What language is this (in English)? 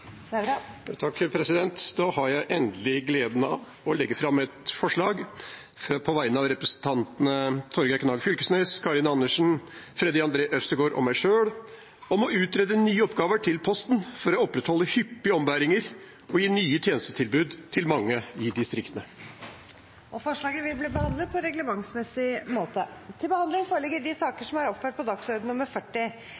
Norwegian Bokmål